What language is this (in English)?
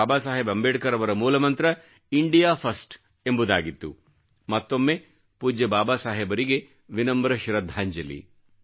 Kannada